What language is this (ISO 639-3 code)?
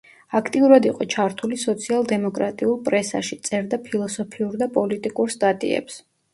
kat